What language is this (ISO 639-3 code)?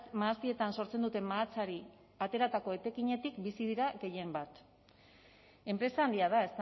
eus